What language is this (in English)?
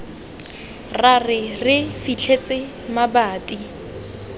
Tswana